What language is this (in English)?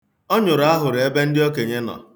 Igbo